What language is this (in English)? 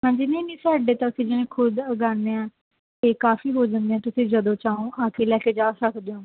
Punjabi